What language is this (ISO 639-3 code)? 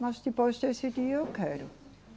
por